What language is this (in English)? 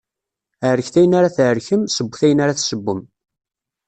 Kabyle